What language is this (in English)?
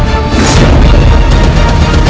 Indonesian